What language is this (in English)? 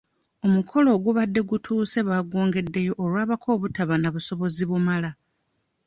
Ganda